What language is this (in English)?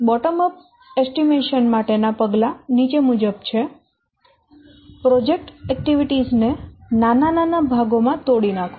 Gujarati